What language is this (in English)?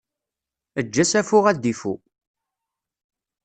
Kabyle